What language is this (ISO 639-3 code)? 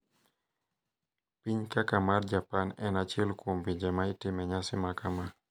luo